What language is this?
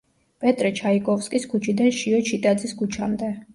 Georgian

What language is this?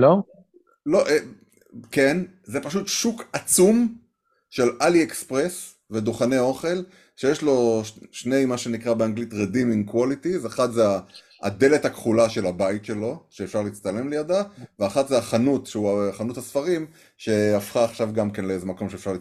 Hebrew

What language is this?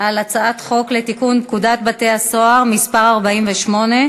Hebrew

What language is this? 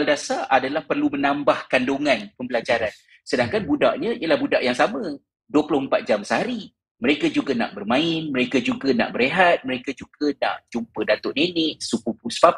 Malay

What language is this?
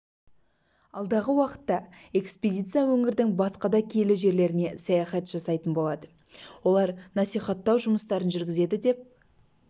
Kazakh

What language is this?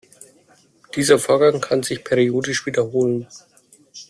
German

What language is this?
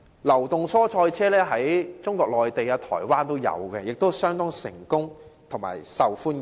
Cantonese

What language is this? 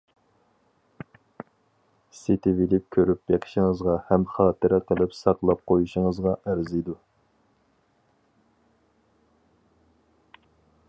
Uyghur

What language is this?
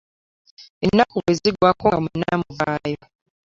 Ganda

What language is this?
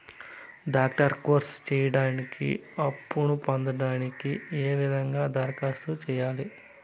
Telugu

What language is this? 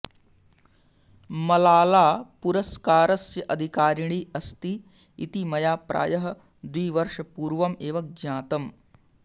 Sanskrit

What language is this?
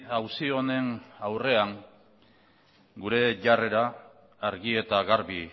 Basque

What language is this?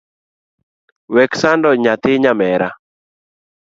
Luo (Kenya and Tanzania)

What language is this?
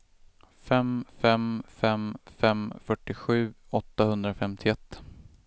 Swedish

